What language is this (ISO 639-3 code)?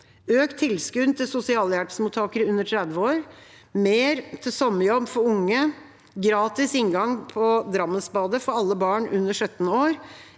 nor